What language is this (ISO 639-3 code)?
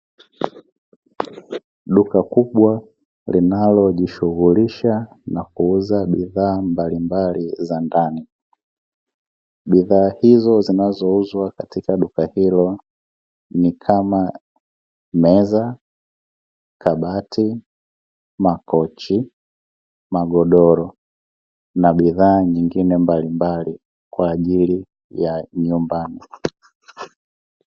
swa